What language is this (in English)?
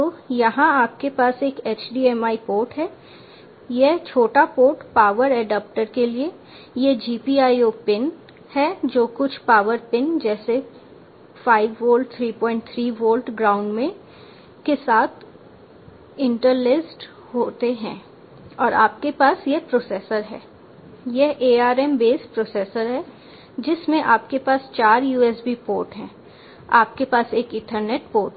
Hindi